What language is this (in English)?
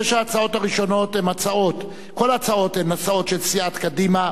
Hebrew